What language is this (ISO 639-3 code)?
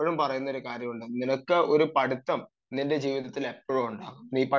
mal